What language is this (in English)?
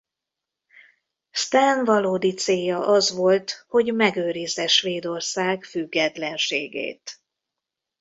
Hungarian